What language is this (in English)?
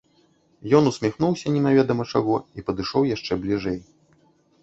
Belarusian